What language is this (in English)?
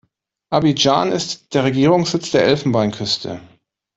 German